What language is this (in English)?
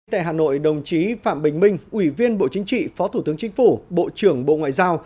Vietnamese